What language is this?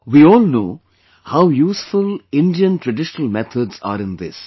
English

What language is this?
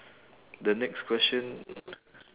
English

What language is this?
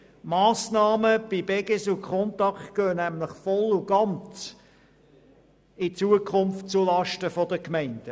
Swiss German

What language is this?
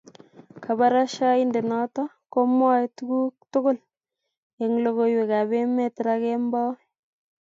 Kalenjin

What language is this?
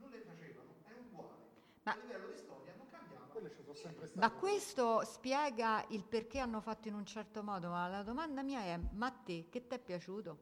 Italian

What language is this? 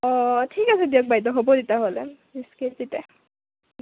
Assamese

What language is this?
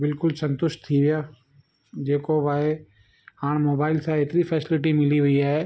Sindhi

